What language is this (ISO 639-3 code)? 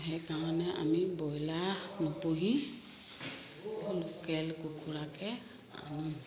asm